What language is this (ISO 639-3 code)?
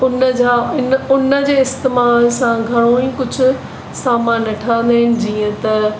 snd